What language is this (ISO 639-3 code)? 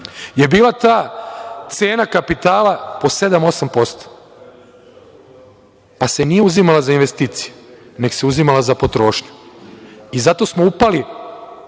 srp